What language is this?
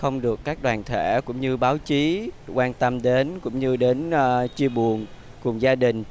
Vietnamese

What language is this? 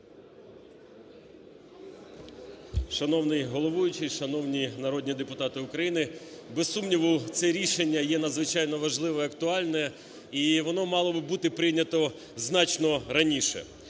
Ukrainian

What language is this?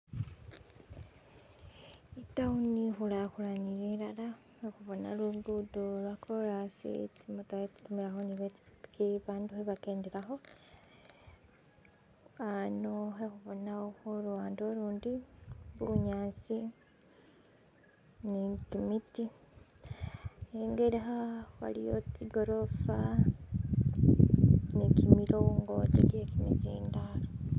Masaaba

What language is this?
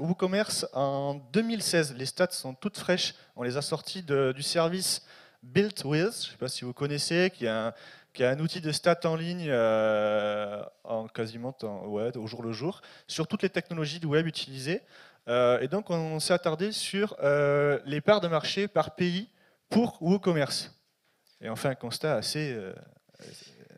French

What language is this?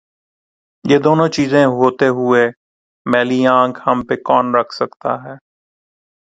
Urdu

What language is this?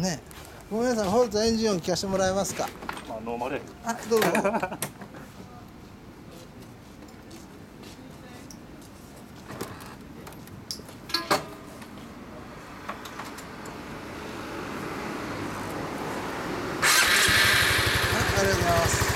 Japanese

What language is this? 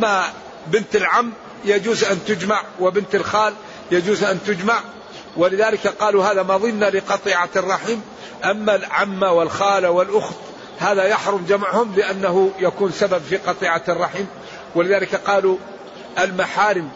Arabic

